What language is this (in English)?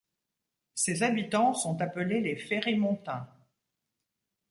French